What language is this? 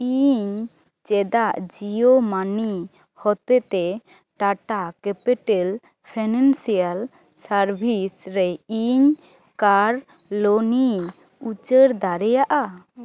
Santali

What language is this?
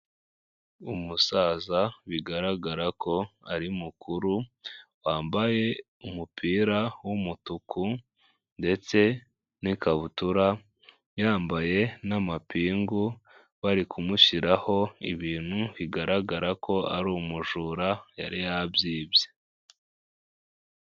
Kinyarwanda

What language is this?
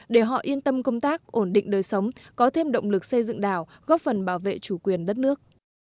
Vietnamese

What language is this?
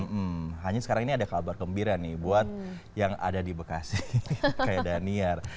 Indonesian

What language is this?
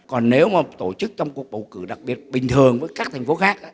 Vietnamese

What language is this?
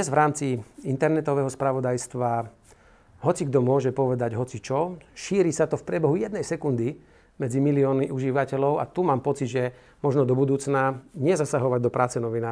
Slovak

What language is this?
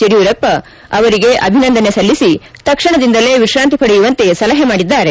Kannada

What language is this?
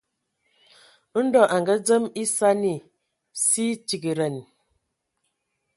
Ewondo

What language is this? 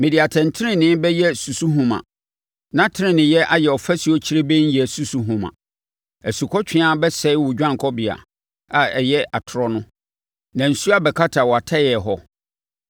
Akan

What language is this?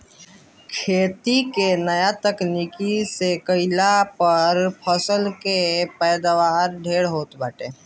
Bhojpuri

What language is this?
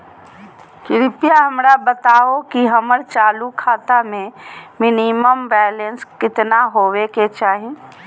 Magahi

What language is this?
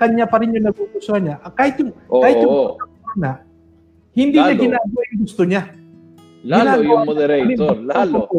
Filipino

